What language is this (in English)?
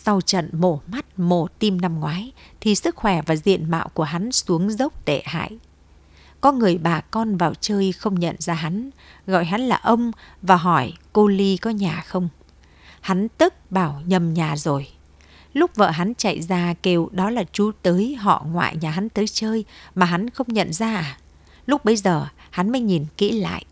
Vietnamese